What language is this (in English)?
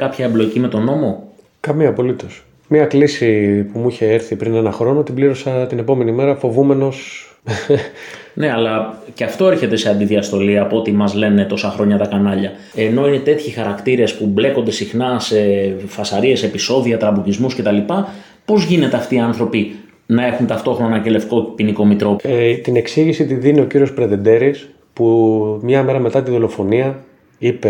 Greek